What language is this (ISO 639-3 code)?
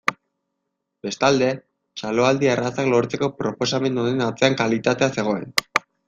eus